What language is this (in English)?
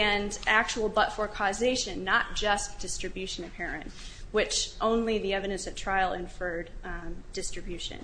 English